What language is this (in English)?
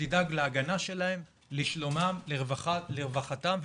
Hebrew